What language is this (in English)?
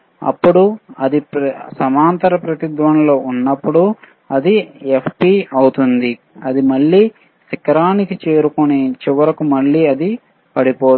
Telugu